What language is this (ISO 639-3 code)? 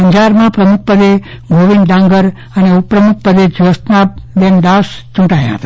guj